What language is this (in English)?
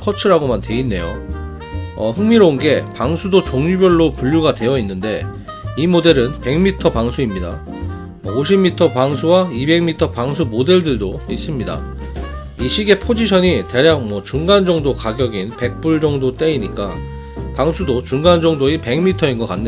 Korean